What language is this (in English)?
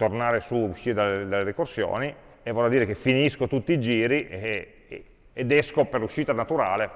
Italian